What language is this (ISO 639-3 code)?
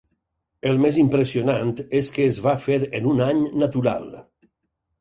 cat